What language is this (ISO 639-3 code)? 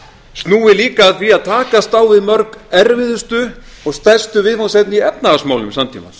isl